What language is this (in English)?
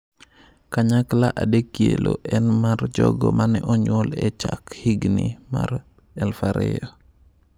Luo (Kenya and Tanzania)